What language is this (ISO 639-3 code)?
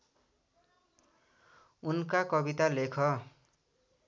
nep